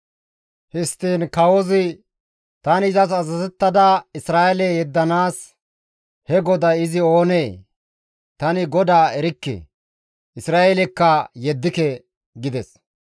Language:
Gamo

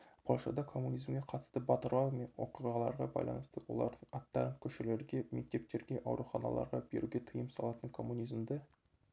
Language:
Kazakh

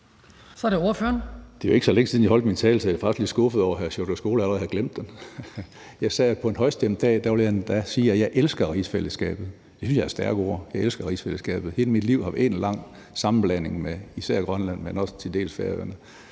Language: Danish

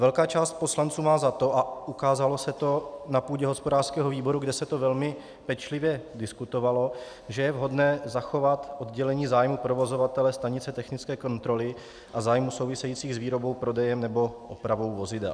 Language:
Czech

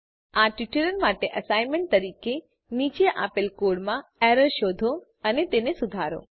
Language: Gujarati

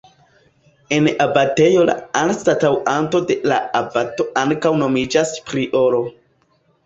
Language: Esperanto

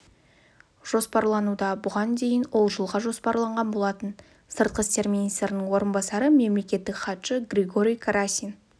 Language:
Kazakh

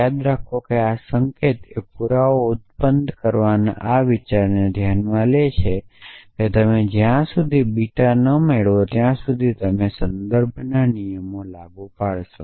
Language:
Gujarati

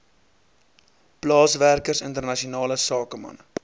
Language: Afrikaans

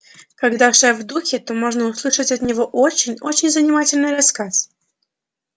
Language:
Russian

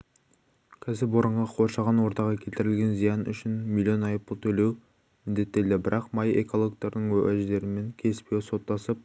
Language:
Kazakh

